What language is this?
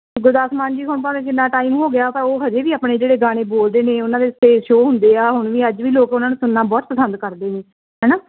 Punjabi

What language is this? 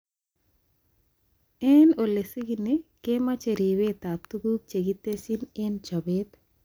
Kalenjin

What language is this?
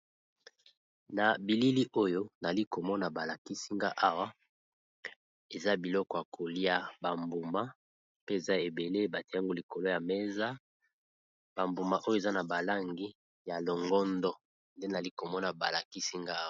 Lingala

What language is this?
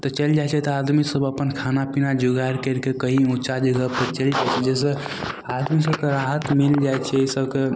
Maithili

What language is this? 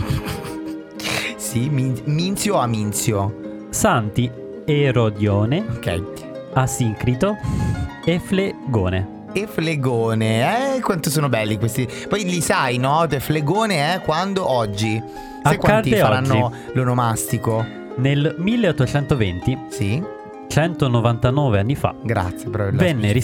Italian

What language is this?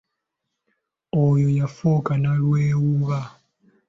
Ganda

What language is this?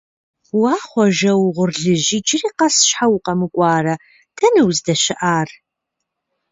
Kabardian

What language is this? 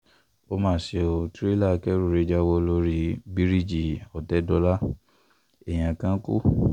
Yoruba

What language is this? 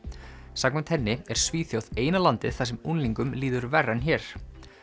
Icelandic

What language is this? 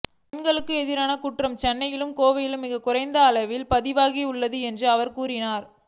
Tamil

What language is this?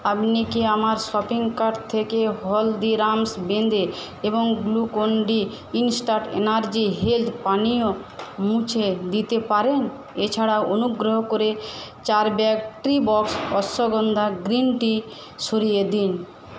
Bangla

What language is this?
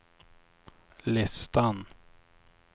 Swedish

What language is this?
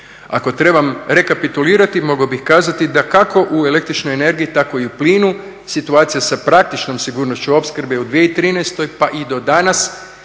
Croatian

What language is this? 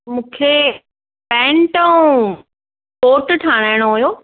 Sindhi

